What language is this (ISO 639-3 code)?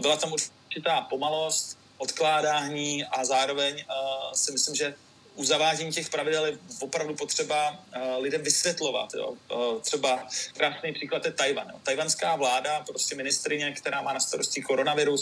ces